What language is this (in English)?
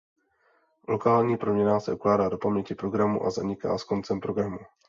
Czech